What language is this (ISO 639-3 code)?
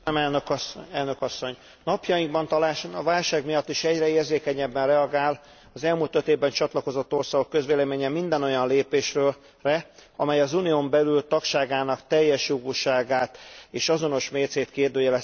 hun